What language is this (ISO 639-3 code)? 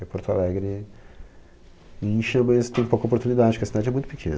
por